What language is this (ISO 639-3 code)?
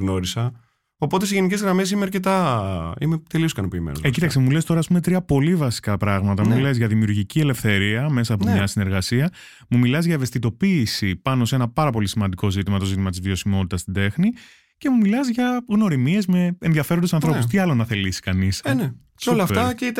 ell